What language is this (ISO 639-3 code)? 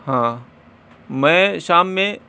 urd